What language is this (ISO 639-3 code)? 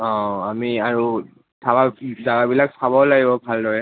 asm